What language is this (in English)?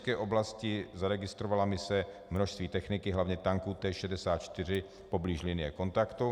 Czech